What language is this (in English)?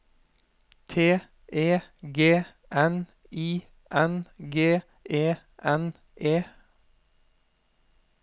Norwegian